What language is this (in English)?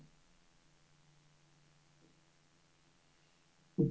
Swedish